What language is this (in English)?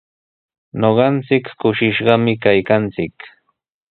Sihuas Ancash Quechua